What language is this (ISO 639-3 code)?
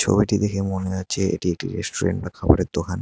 ben